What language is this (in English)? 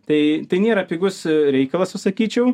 Lithuanian